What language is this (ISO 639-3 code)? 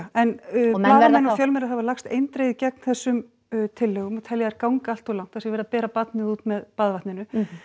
isl